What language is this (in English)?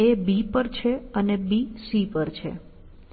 Gujarati